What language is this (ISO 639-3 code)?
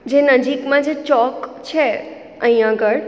guj